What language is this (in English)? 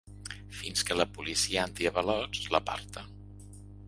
Catalan